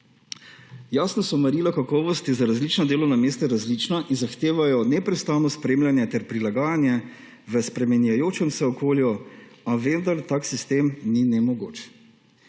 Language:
Slovenian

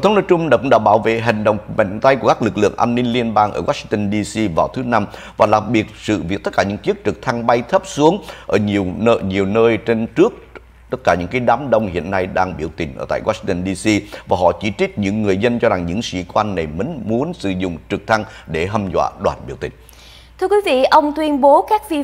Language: Vietnamese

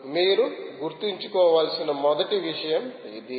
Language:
Telugu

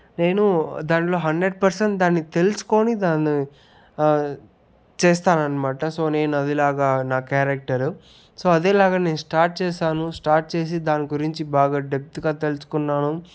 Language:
Telugu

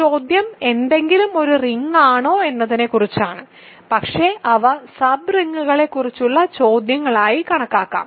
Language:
Malayalam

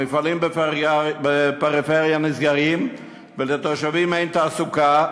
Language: Hebrew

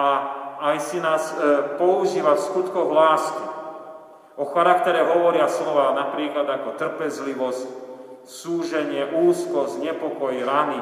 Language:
Slovak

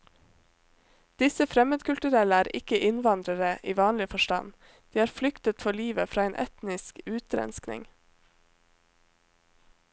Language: Norwegian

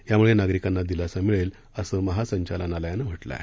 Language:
Marathi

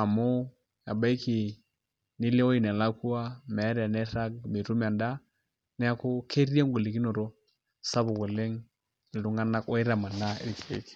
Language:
Masai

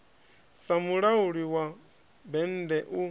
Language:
Venda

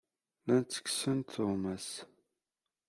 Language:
Kabyle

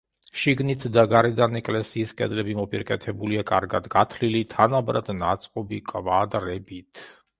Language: Georgian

